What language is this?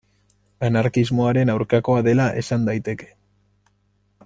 Basque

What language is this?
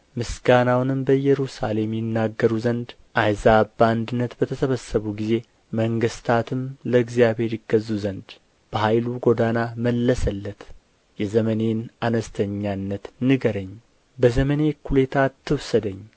Amharic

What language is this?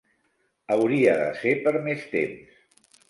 Catalan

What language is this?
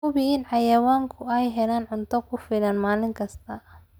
Somali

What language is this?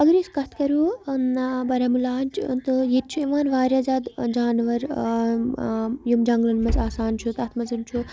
Kashmiri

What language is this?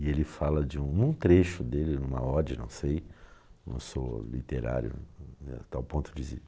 Portuguese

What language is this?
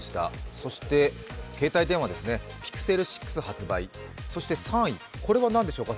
Japanese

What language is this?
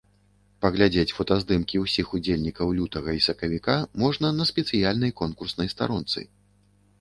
Belarusian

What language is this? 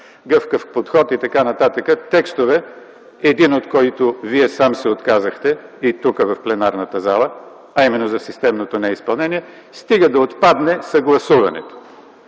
Bulgarian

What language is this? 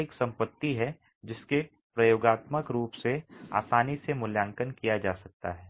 Hindi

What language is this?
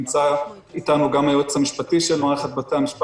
Hebrew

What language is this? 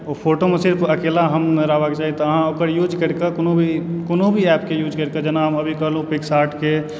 Maithili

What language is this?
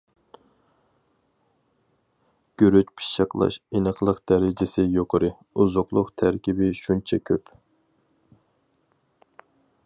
Uyghur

